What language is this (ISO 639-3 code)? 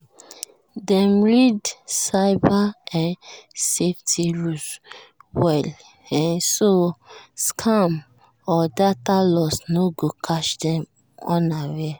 pcm